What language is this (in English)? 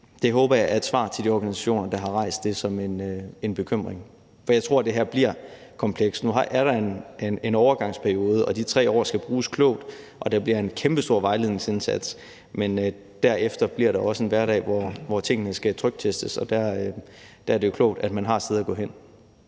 Danish